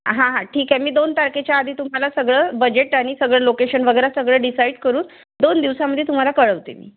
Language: Marathi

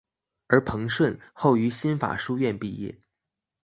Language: Chinese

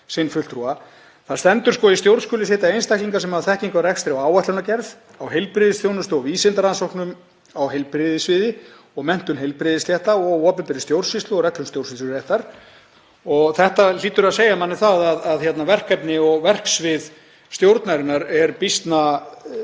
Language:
Icelandic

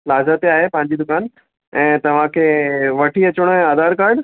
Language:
Sindhi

